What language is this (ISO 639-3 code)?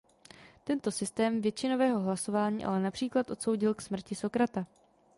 ces